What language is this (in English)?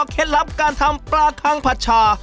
Thai